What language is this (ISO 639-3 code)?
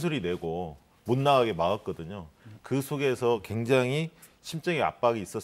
kor